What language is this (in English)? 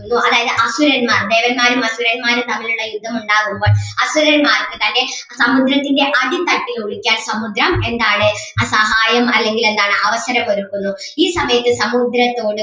Malayalam